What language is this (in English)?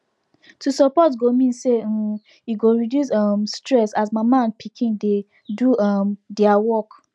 Nigerian Pidgin